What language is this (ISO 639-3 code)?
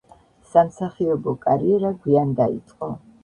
kat